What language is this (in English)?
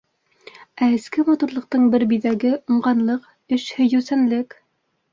Bashkir